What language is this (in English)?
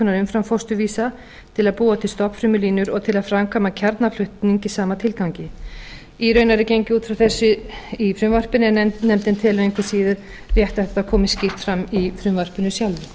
Icelandic